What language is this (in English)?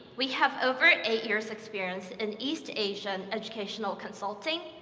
English